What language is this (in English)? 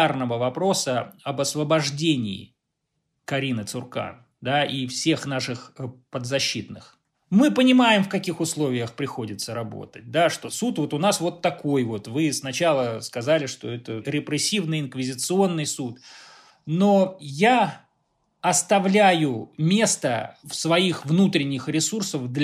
Russian